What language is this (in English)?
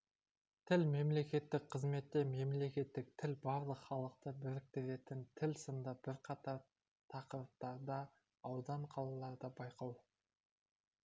Kazakh